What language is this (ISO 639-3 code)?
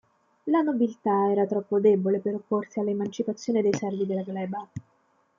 ita